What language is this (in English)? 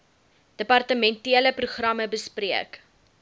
Afrikaans